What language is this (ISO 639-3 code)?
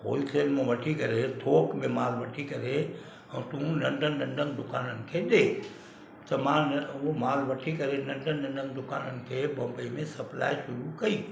snd